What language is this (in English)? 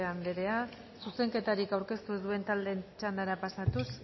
Basque